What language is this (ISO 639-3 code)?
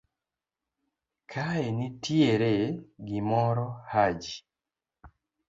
luo